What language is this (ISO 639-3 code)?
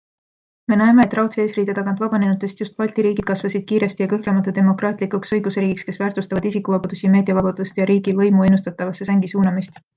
est